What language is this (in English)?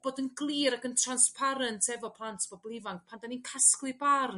Welsh